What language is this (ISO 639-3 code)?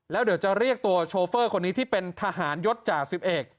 tha